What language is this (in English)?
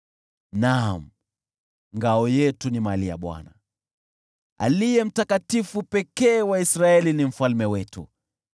Swahili